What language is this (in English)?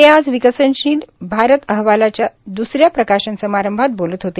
Marathi